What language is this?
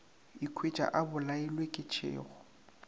Northern Sotho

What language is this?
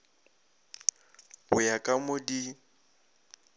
Northern Sotho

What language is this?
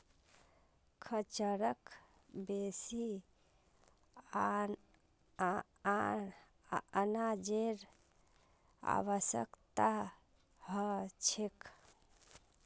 Magahi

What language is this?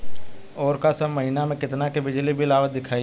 Bhojpuri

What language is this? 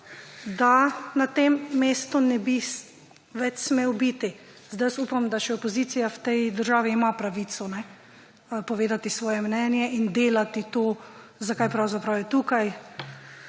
Slovenian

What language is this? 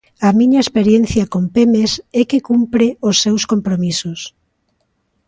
Galician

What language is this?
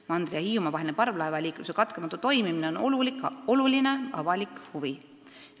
Estonian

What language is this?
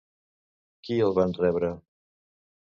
Catalan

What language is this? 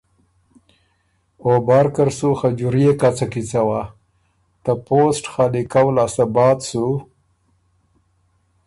Ormuri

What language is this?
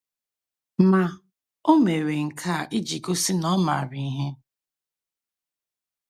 Igbo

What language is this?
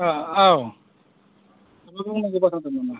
Bodo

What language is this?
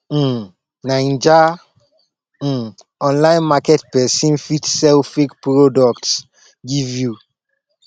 Nigerian Pidgin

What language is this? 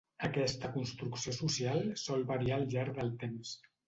Catalan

